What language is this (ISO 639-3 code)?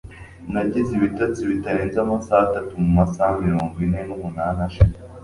kin